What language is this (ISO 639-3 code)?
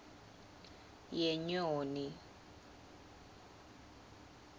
ssw